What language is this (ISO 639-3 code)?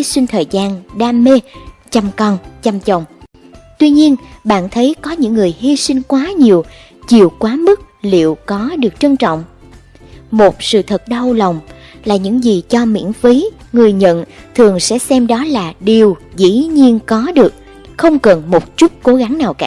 vie